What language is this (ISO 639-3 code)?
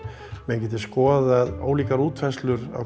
isl